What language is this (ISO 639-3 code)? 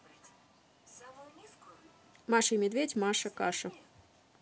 rus